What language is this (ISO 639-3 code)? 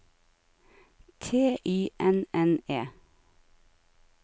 nor